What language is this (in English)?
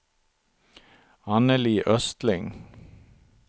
Swedish